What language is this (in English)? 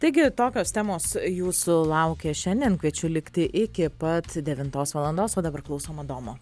Lithuanian